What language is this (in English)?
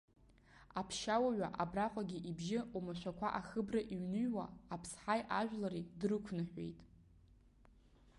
Abkhazian